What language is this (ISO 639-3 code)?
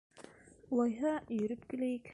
bak